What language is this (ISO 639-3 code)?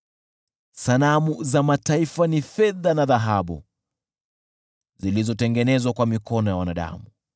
swa